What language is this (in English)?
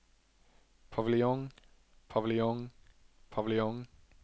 Norwegian